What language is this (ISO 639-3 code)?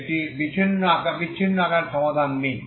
ben